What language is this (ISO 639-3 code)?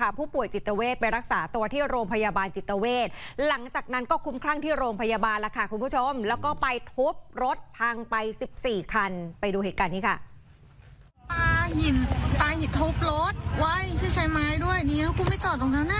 tha